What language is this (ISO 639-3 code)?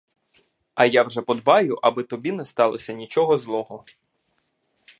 ukr